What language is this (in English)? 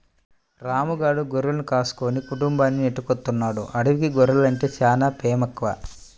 Telugu